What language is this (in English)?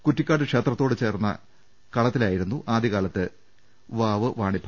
Malayalam